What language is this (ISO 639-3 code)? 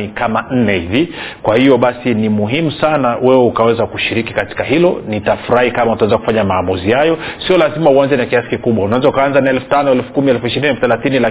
swa